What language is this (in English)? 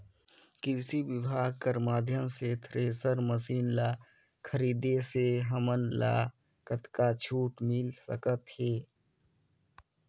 Chhattisgarhi